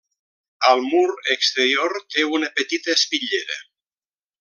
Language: Catalan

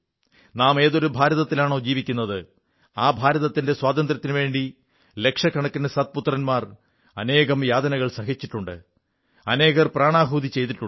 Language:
Malayalam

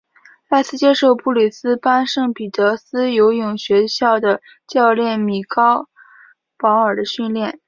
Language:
Chinese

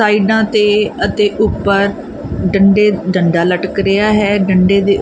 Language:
Punjabi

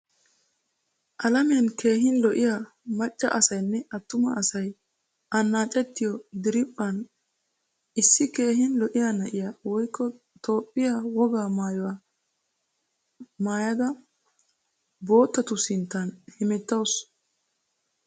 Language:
Wolaytta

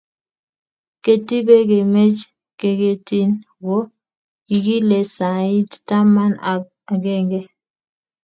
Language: Kalenjin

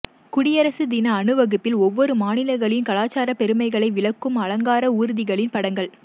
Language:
Tamil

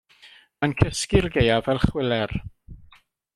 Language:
Welsh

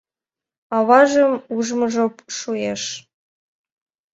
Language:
Mari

